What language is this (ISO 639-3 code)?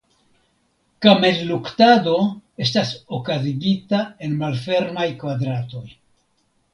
epo